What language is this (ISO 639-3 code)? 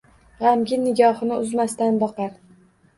uzb